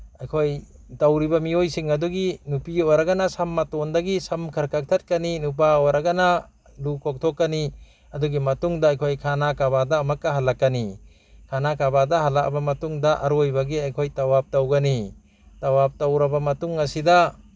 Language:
Manipuri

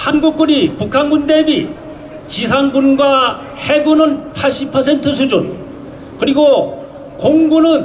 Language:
Korean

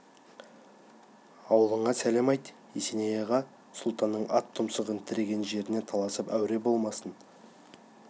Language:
Kazakh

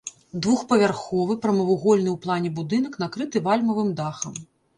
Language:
Belarusian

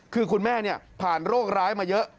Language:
Thai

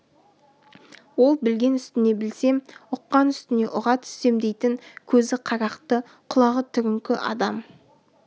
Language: Kazakh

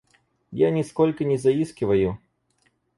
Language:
Russian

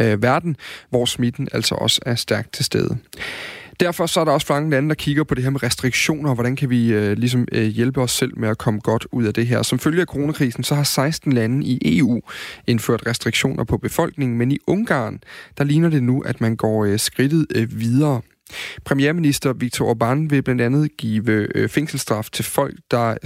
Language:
Danish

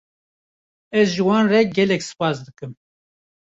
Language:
Kurdish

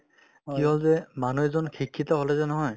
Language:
Assamese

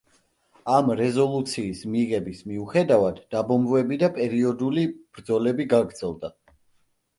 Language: Georgian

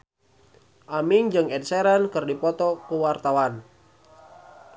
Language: Sundanese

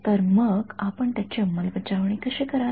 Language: Marathi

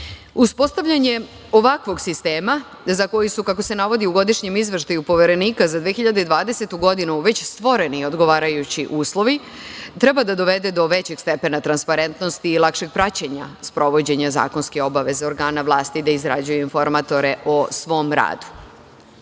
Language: Serbian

